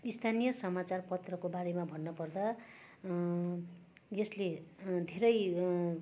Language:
Nepali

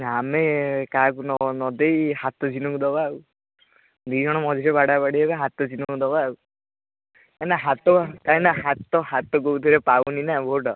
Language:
Odia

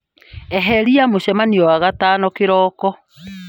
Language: Kikuyu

